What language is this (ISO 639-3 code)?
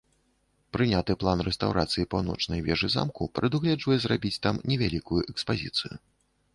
bel